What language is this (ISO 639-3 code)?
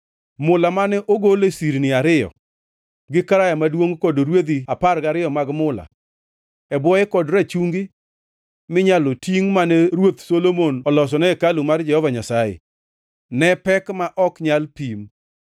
luo